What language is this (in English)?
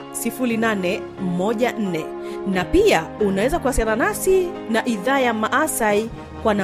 Swahili